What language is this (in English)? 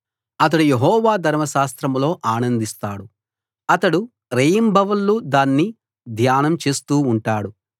Telugu